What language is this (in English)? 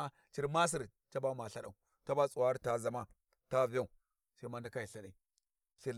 Warji